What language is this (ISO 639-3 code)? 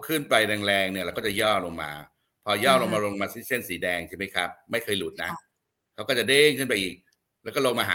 tha